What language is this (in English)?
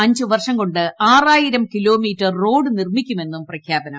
Malayalam